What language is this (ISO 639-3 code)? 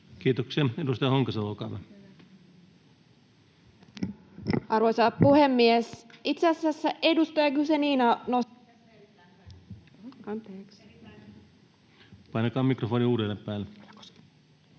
fin